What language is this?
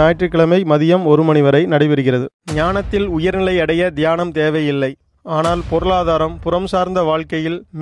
Tamil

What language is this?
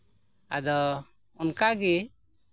Santali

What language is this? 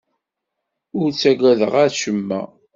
Kabyle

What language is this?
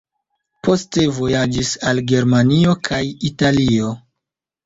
Esperanto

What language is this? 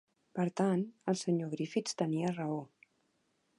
Catalan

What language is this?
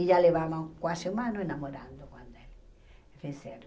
Portuguese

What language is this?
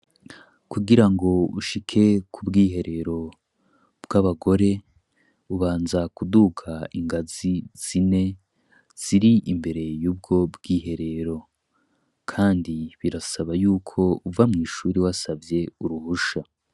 Rundi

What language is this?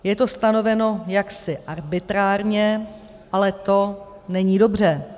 Czech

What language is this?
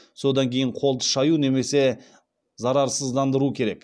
Kazakh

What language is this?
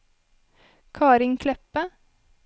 Norwegian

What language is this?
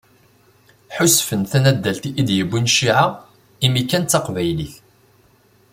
Kabyle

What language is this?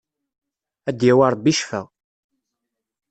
Kabyle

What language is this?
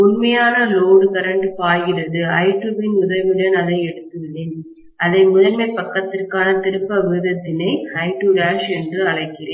Tamil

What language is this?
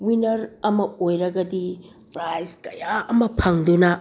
Manipuri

